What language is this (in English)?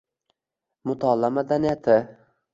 Uzbek